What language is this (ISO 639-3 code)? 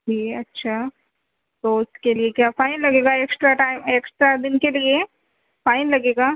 urd